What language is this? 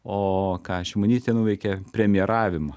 Lithuanian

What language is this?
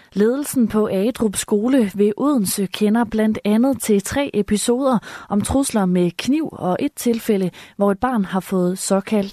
Danish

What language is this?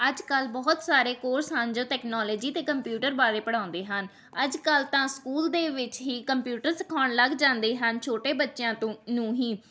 Punjabi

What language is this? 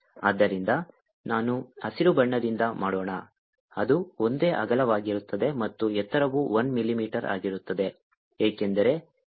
Kannada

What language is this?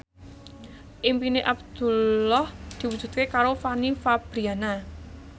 Javanese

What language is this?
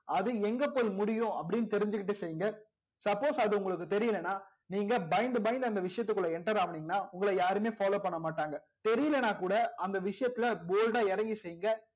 Tamil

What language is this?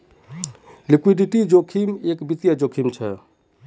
Magahi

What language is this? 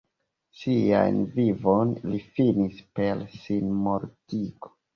Esperanto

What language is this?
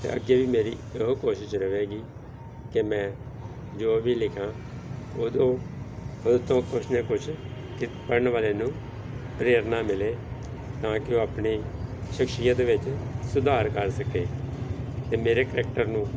Punjabi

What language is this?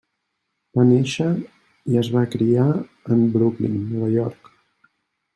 Catalan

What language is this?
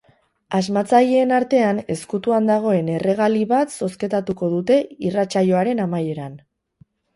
Basque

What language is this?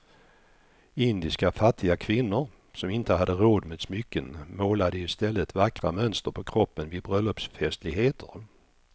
Swedish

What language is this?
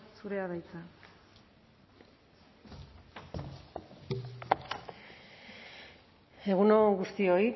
Basque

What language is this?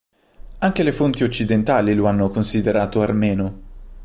Italian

